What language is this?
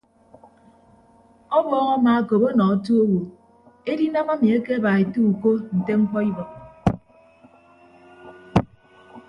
Ibibio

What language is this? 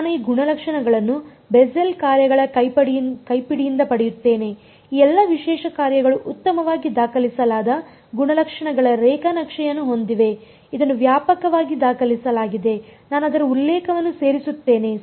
Kannada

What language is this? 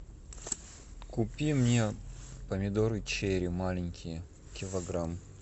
Russian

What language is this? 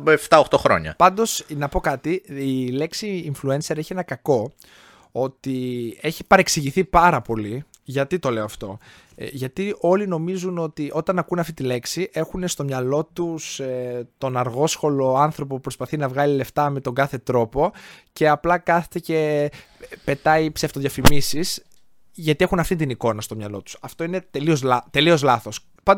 Greek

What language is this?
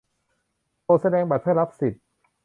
Thai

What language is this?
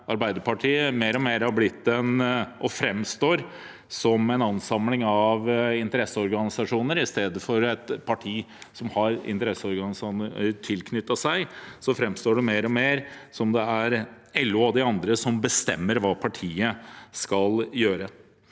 Norwegian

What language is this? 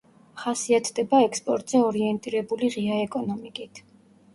Georgian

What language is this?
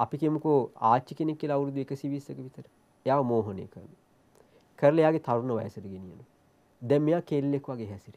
Turkish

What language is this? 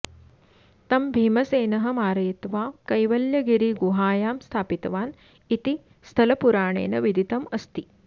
Sanskrit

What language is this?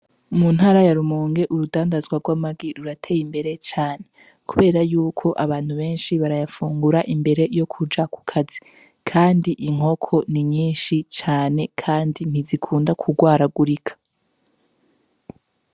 Rundi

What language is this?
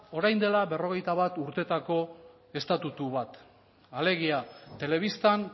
Basque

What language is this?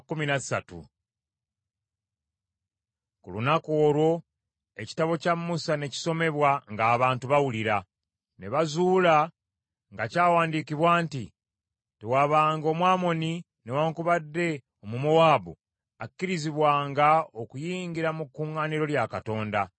Ganda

